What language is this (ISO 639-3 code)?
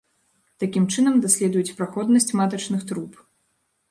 bel